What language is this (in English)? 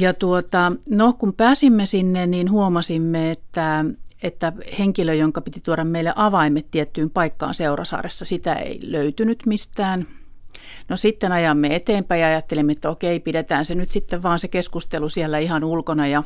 Finnish